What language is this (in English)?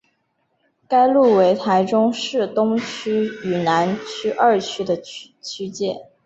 Chinese